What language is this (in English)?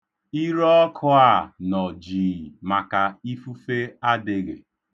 Igbo